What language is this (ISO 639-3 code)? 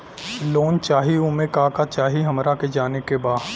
bho